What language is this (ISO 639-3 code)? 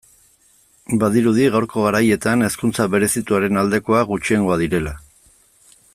eus